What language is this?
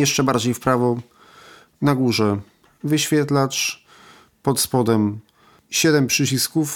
Polish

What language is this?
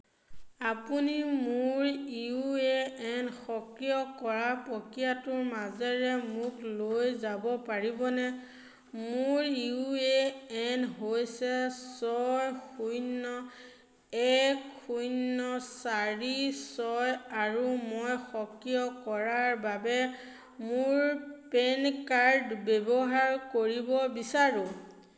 Assamese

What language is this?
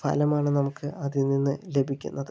Malayalam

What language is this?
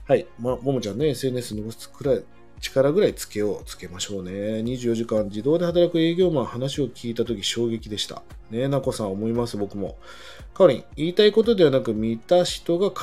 Japanese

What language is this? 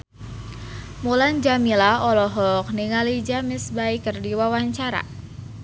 Sundanese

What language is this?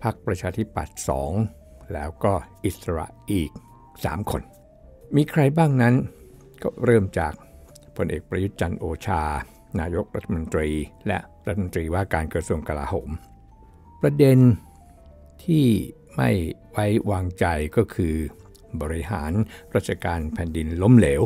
Thai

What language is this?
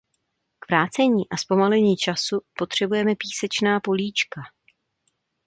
Czech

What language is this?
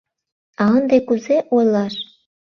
Mari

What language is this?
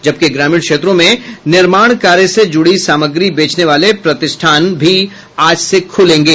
Hindi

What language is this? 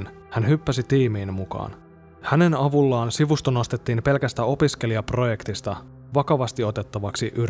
Finnish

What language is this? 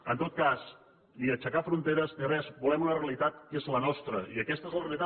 Catalan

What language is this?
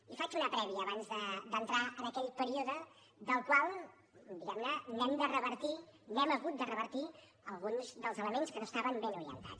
Catalan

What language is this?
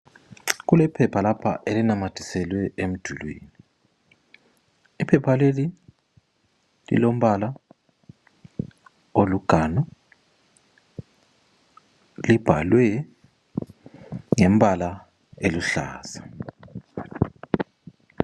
North Ndebele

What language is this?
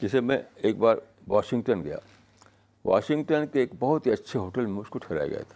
Urdu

